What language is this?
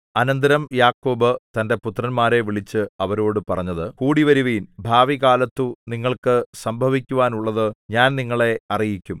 Malayalam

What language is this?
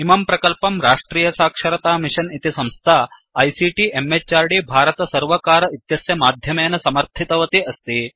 Sanskrit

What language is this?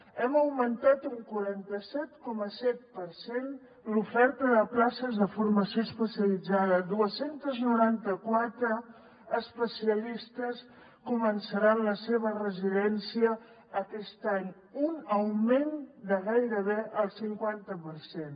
Catalan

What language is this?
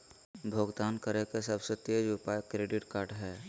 Magahi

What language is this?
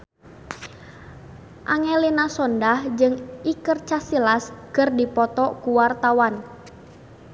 Sundanese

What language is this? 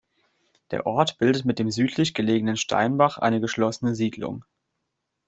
German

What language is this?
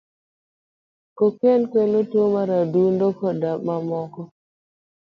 Luo (Kenya and Tanzania)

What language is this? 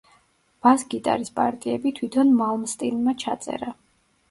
Georgian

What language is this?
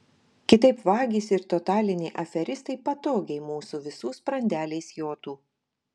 Lithuanian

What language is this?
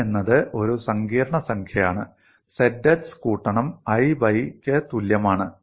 Malayalam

